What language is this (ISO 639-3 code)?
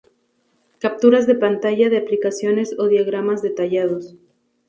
spa